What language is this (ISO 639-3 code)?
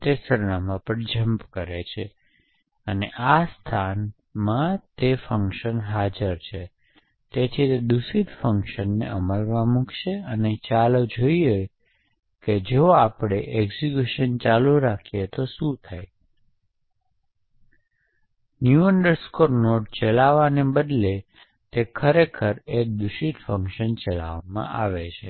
guj